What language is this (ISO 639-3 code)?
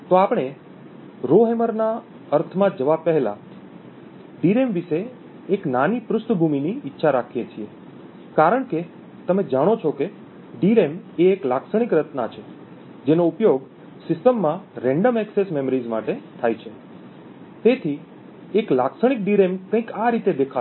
guj